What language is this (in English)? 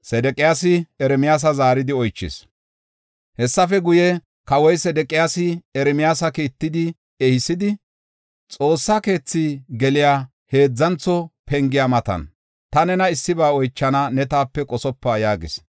Gofa